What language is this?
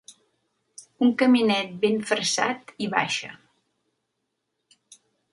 Catalan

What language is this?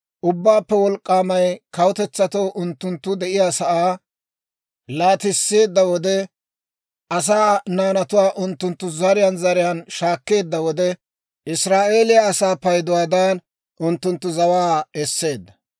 Dawro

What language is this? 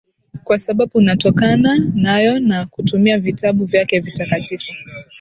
Swahili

